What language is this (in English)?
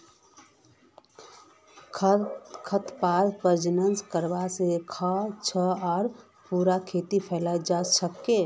Magahi